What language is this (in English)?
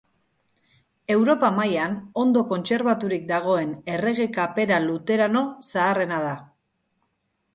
Basque